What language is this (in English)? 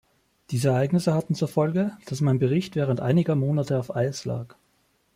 German